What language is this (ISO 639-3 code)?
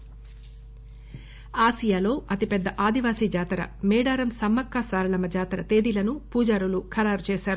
tel